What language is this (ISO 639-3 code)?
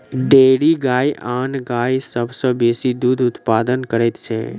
mai